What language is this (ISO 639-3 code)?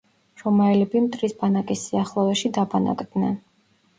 kat